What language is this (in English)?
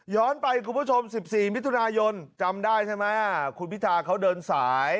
Thai